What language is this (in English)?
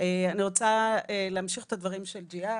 Hebrew